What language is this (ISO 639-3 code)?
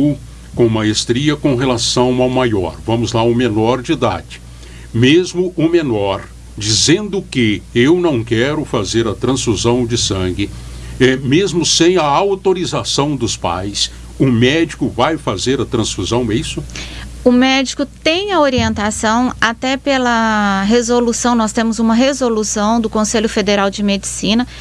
por